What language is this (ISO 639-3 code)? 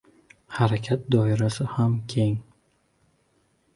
uzb